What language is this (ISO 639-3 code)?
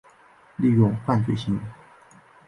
zho